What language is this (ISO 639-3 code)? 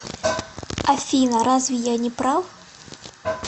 rus